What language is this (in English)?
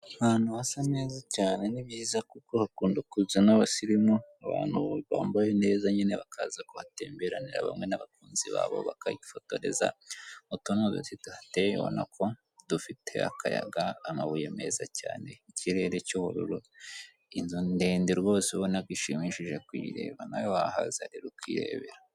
Kinyarwanda